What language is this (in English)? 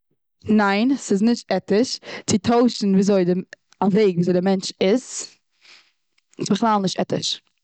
Yiddish